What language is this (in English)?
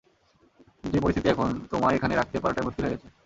Bangla